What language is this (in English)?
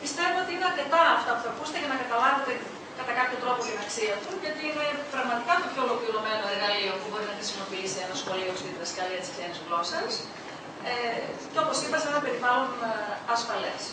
Greek